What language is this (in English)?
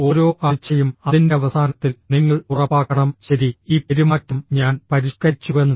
Malayalam